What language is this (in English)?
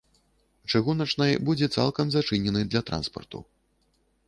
Belarusian